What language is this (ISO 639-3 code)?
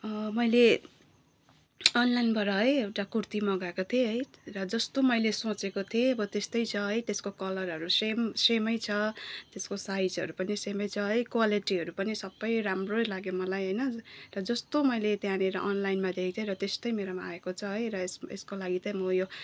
nep